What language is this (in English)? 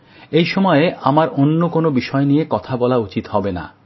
Bangla